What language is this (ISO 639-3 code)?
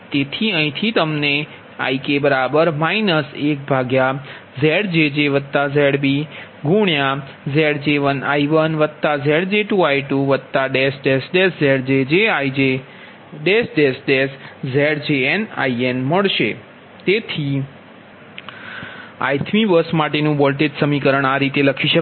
guj